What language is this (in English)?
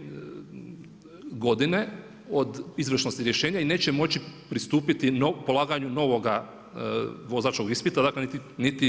Croatian